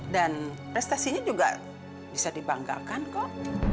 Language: Indonesian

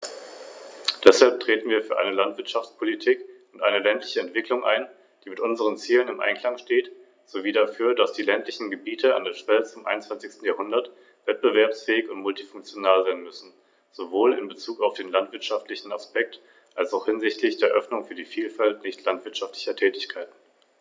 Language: German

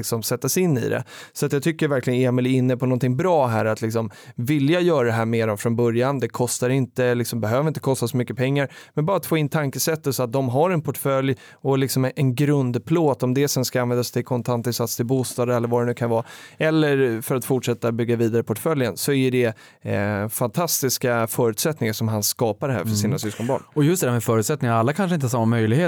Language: Swedish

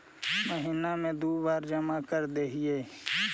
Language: Magahi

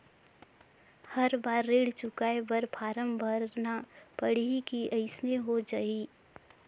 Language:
Chhattisgarhi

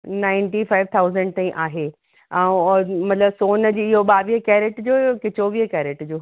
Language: Sindhi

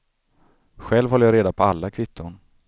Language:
Swedish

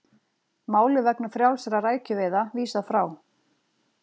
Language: Icelandic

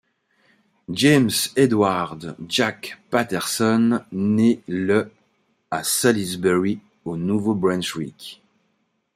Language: French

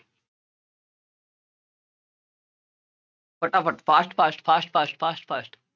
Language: Punjabi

